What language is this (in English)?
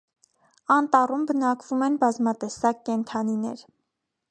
Armenian